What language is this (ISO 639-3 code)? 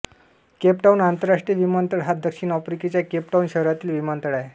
mar